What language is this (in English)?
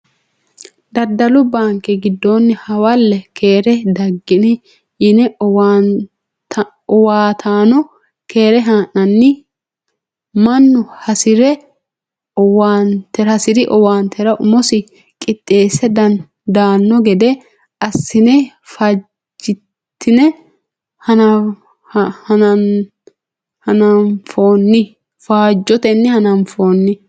Sidamo